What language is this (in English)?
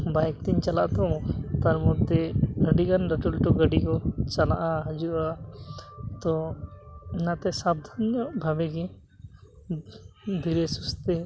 Santali